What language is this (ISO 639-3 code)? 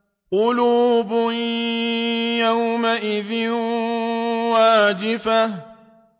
ara